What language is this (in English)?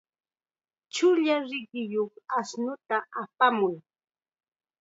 Chiquián Ancash Quechua